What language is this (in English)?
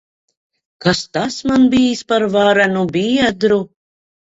Latvian